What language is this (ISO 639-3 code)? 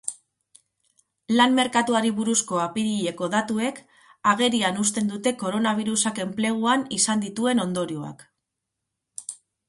eus